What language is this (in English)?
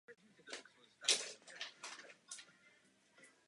Czech